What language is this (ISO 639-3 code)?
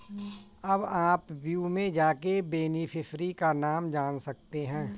hin